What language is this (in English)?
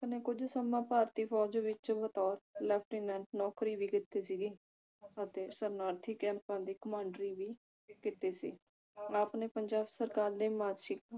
Punjabi